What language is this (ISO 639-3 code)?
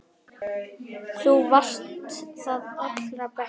isl